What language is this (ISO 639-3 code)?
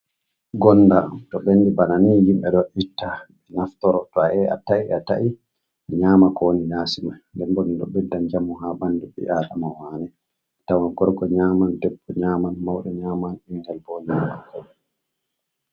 ful